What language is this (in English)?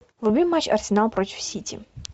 Russian